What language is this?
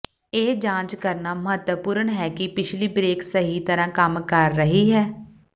Punjabi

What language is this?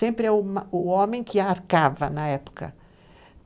Portuguese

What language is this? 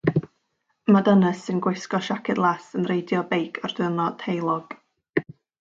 Welsh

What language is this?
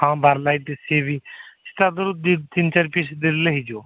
Odia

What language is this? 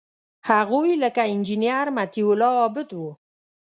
Pashto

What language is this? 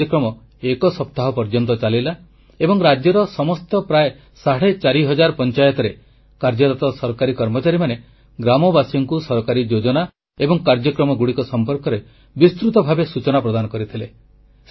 Odia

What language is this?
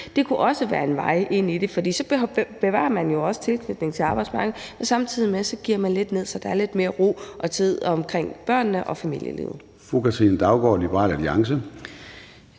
Danish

